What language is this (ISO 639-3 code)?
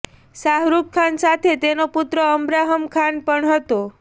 guj